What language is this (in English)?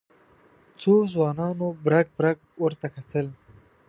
Pashto